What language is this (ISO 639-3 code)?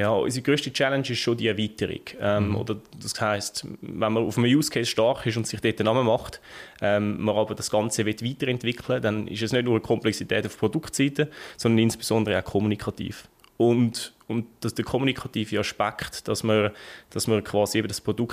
deu